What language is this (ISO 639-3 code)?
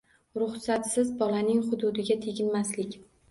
uzb